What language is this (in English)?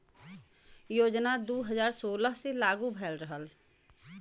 Bhojpuri